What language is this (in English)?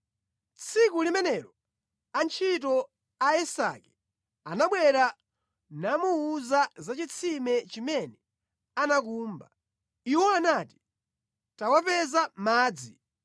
Nyanja